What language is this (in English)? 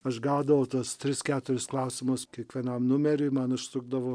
Lithuanian